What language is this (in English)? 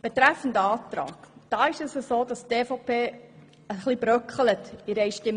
Swiss German